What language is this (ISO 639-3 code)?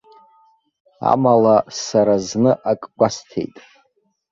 abk